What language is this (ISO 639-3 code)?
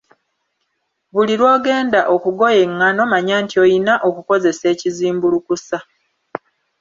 lug